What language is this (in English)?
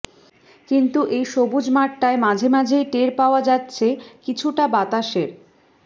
Bangla